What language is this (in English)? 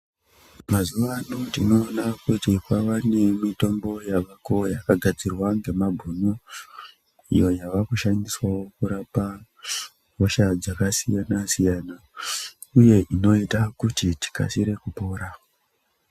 Ndau